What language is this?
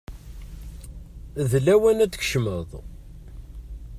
Kabyle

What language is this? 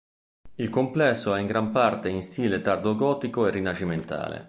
Italian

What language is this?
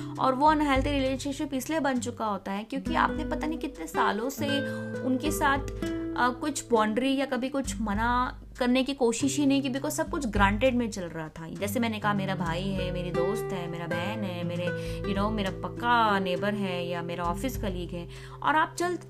Hindi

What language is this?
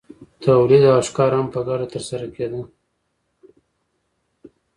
Pashto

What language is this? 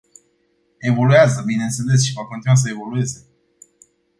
Romanian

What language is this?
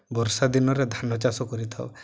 Odia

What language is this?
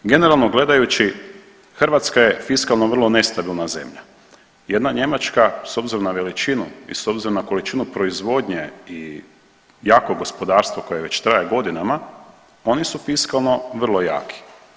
Croatian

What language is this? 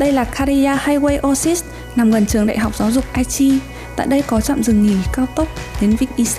Vietnamese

